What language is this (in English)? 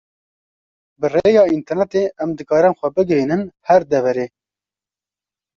Kurdish